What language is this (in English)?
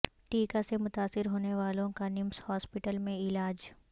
Urdu